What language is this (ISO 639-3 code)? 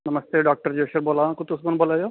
doi